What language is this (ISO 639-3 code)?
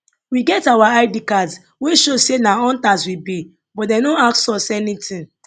pcm